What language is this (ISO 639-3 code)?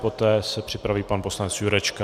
ces